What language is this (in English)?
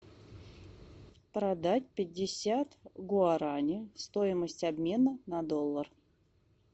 Russian